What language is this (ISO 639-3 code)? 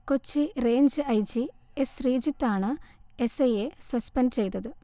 mal